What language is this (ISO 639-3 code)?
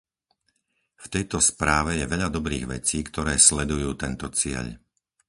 slk